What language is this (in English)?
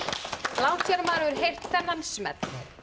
Icelandic